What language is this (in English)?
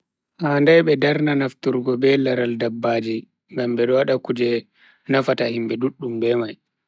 Bagirmi Fulfulde